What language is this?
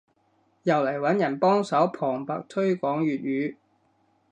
Cantonese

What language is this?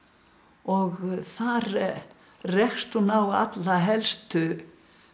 Icelandic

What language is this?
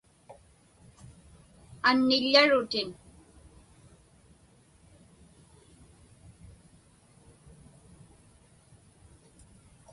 Inupiaq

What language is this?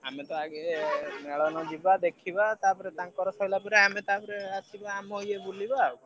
Odia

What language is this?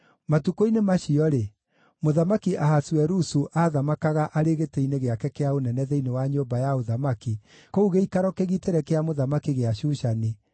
Kikuyu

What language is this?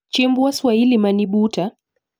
Luo (Kenya and Tanzania)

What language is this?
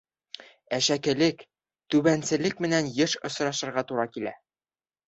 Bashkir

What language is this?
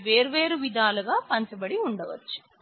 Telugu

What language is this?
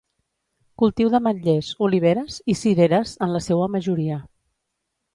Catalan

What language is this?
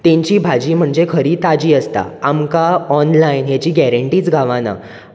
Konkani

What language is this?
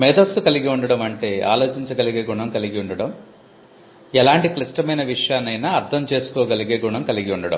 Telugu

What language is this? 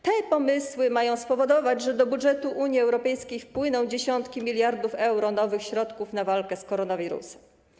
Polish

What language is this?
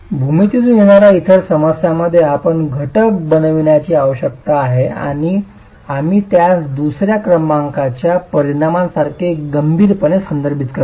Marathi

